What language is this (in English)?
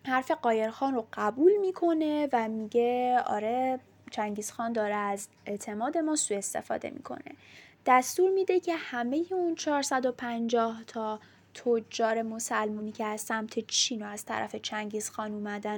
Persian